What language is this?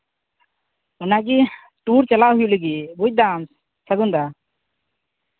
Santali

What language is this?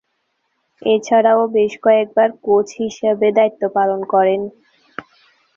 Bangla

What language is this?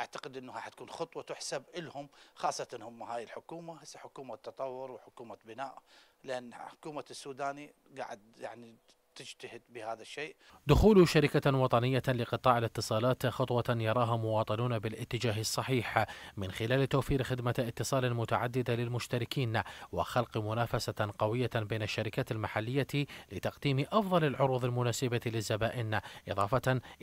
Arabic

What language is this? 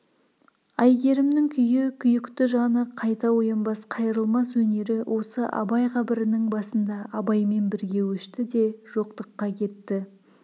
Kazakh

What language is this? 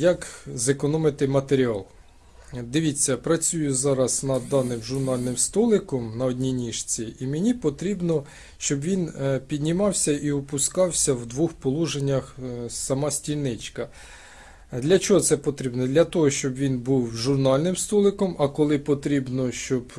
Ukrainian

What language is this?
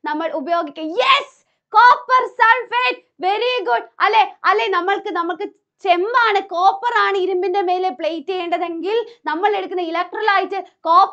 Malayalam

